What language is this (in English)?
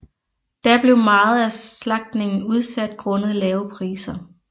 Danish